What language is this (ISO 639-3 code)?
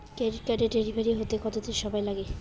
ben